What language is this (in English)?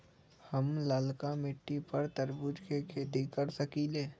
Magahi